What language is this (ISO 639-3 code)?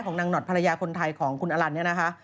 tha